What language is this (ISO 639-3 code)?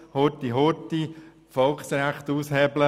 gsw